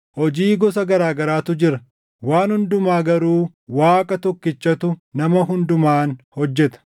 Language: Oromo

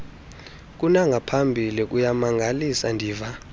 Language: Xhosa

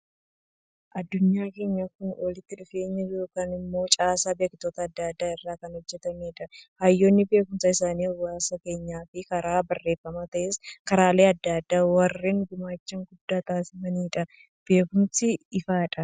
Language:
Oromo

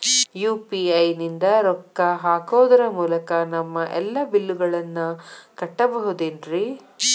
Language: Kannada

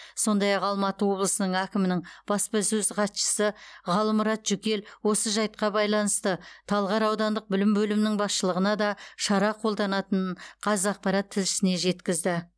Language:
Kazakh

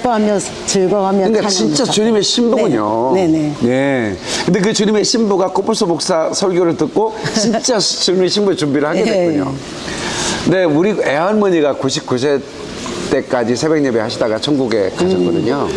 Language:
Korean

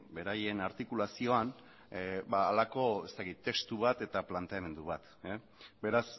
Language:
Basque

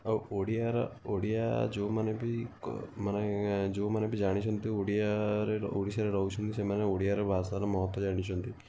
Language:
Odia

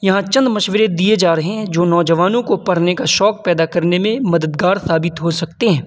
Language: Urdu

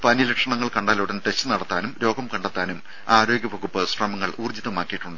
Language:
Malayalam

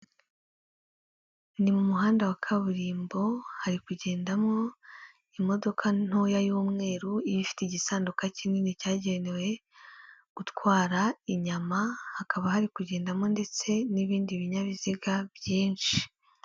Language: Kinyarwanda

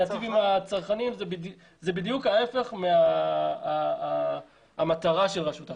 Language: Hebrew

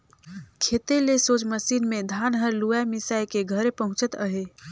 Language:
Chhattisgarhi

